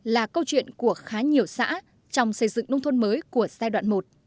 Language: Vietnamese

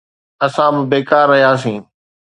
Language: Sindhi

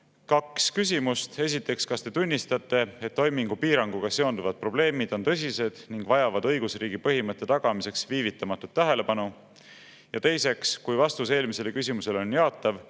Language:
Estonian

